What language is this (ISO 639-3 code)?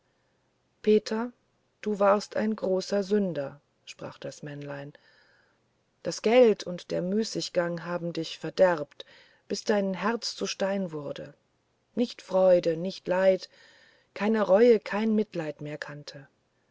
deu